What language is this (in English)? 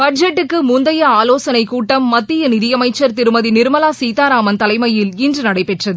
Tamil